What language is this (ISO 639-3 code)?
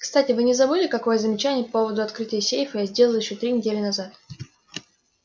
rus